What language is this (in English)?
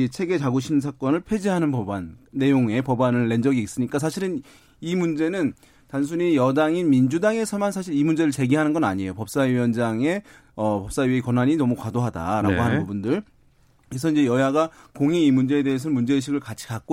Korean